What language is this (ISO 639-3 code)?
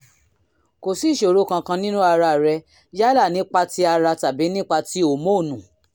yor